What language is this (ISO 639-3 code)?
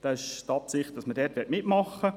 gsw